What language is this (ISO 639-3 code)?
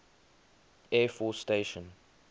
eng